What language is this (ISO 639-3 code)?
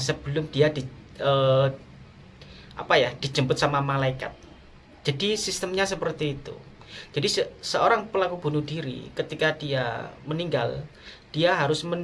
ind